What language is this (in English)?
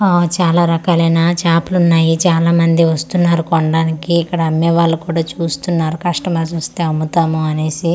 Telugu